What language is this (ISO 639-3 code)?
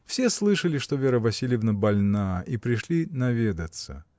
rus